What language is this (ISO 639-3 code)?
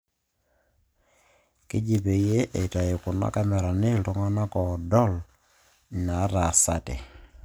mas